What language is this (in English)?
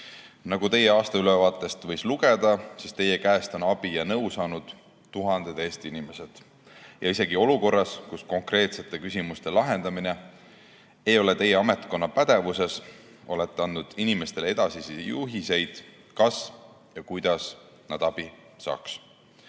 Estonian